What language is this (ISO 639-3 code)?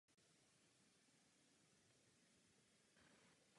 ces